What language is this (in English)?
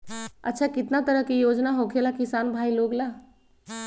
Magahi